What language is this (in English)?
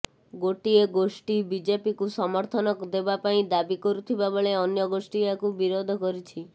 Odia